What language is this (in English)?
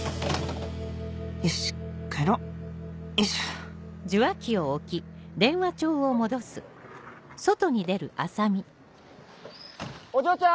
Japanese